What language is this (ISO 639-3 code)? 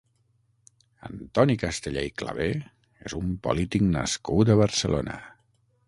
cat